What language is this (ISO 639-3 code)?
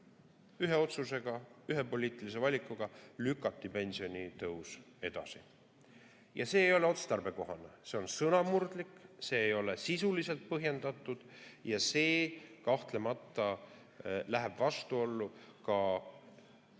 est